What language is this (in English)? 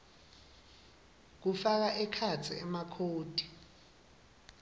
Swati